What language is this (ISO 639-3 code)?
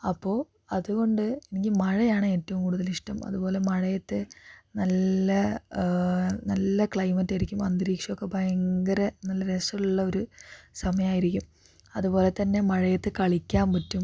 mal